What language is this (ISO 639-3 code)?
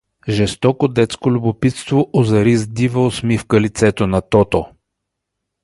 bul